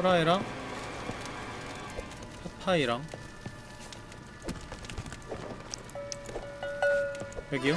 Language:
Korean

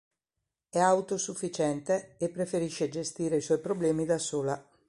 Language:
Italian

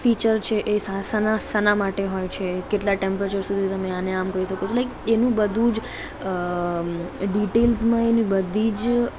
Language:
Gujarati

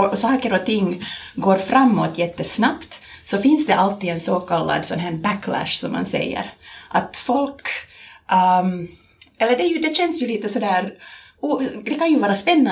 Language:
Swedish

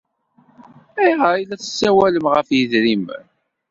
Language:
Kabyle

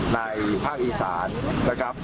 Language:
Thai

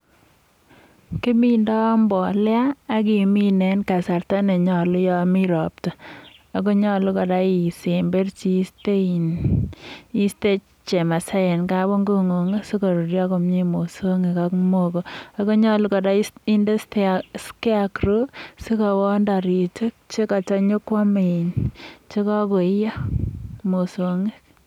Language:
Kalenjin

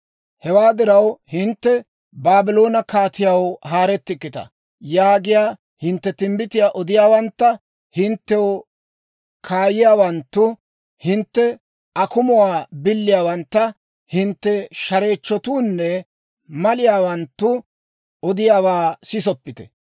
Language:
Dawro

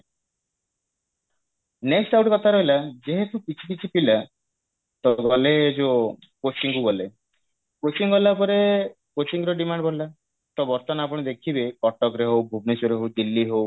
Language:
Odia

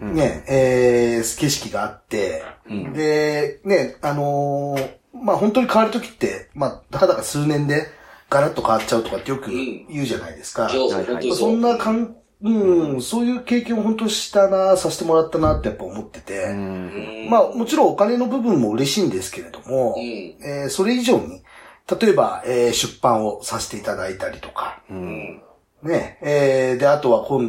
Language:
Japanese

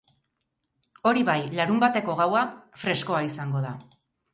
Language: Basque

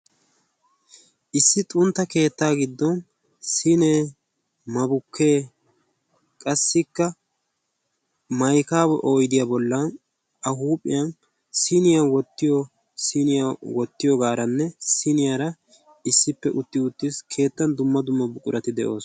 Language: Wolaytta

